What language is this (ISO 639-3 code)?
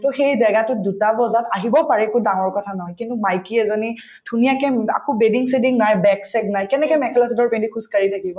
asm